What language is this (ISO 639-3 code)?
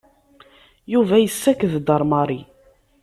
kab